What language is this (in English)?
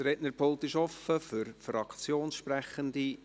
Swiss German